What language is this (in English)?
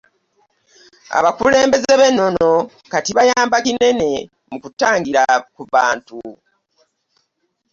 Ganda